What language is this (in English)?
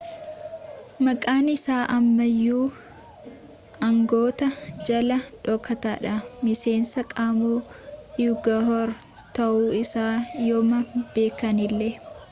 Oromo